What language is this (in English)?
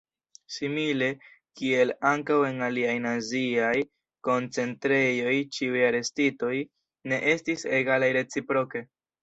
Esperanto